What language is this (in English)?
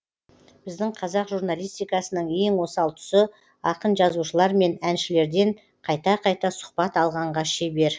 Kazakh